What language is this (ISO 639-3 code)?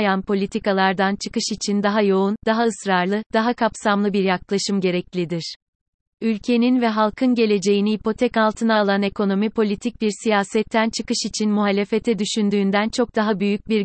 tur